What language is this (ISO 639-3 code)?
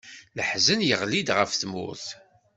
kab